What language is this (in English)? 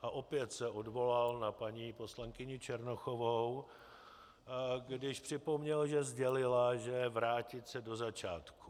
Czech